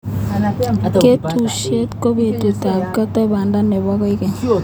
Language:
Kalenjin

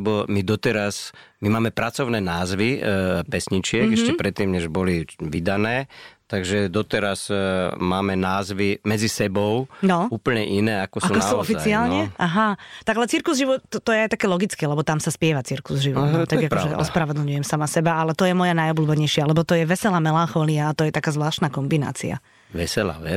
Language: Slovak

